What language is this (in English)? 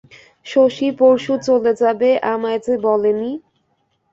Bangla